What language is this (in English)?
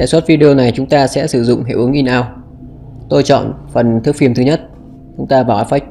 Vietnamese